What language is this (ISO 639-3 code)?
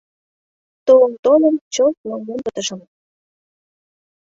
chm